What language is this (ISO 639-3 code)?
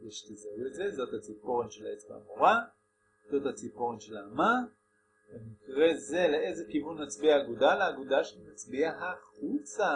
heb